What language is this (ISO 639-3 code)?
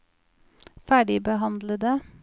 nor